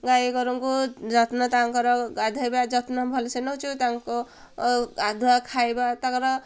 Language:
Odia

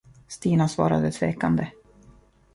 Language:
Swedish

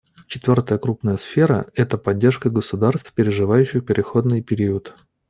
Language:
Russian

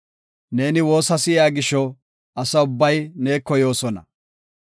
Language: Gofa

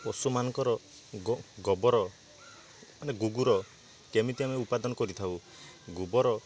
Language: Odia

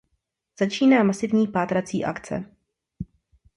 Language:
Czech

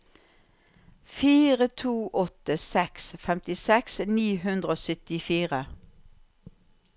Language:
Norwegian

